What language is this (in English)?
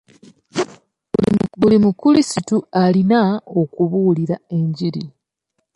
Ganda